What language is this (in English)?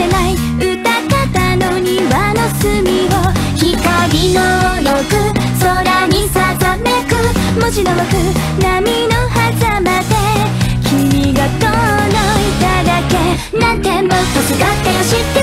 Korean